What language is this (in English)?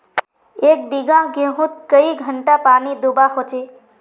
Magahi